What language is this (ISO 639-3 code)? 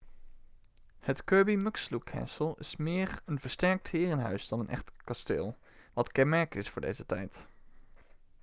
nld